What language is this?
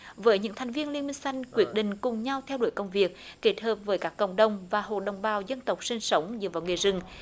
Vietnamese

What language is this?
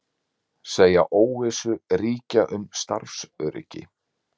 Icelandic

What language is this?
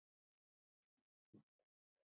Icelandic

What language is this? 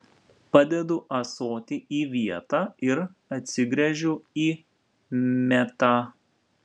Lithuanian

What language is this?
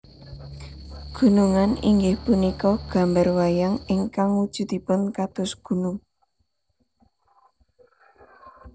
Javanese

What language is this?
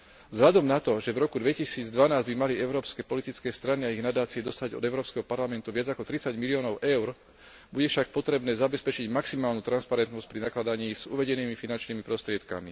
Slovak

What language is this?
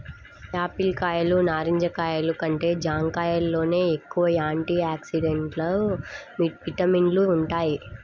Telugu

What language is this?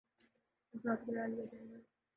Urdu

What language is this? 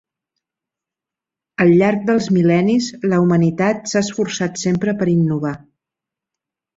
Catalan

